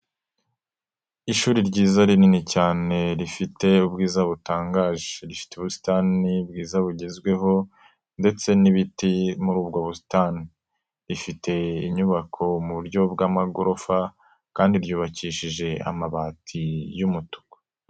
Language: Kinyarwanda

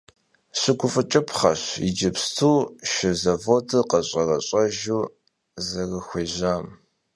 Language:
Kabardian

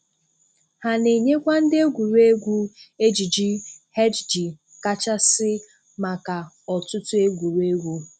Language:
Igbo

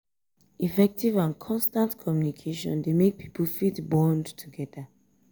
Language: Nigerian Pidgin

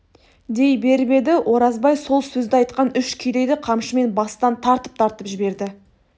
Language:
Kazakh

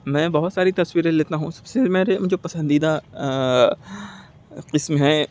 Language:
Urdu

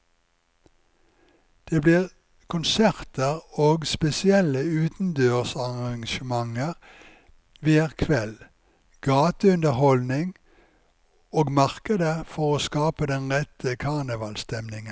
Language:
Norwegian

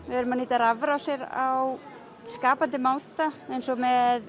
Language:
Icelandic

